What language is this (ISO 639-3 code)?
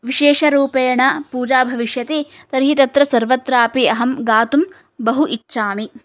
san